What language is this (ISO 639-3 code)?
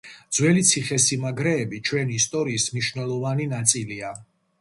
kat